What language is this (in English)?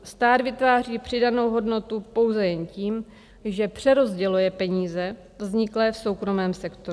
Czech